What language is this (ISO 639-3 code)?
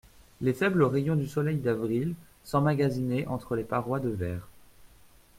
fra